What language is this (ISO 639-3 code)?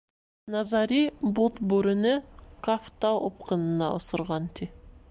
bak